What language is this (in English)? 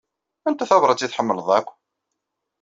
Kabyle